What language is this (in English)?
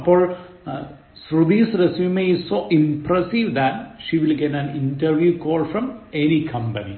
Malayalam